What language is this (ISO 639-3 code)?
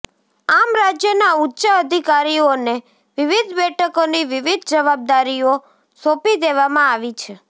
guj